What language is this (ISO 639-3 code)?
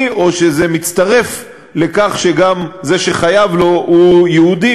heb